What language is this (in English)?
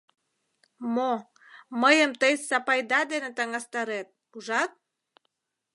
Mari